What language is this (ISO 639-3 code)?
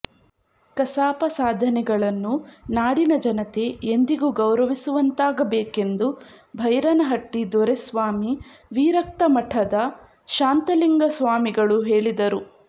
kan